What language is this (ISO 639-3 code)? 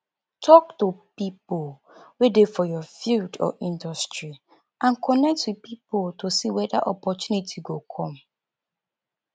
pcm